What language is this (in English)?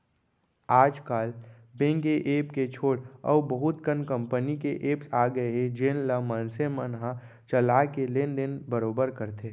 Chhattisgarhi